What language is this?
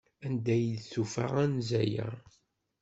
Kabyle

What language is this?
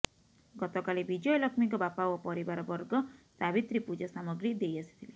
Odia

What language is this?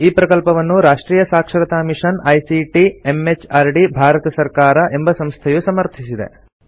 Kannada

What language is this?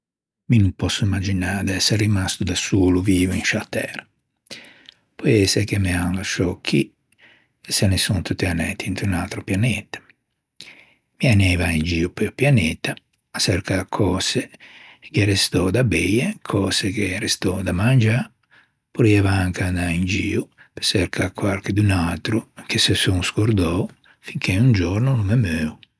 Ligurian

